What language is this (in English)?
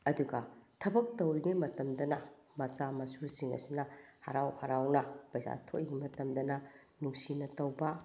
Manipuri